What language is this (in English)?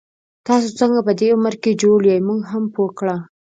Pashto